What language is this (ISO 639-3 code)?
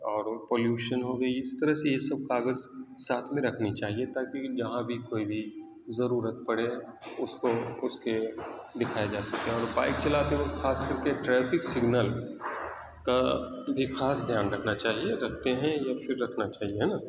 urd